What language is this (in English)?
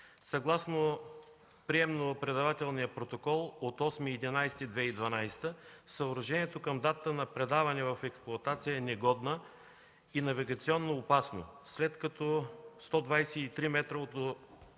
Bulgarian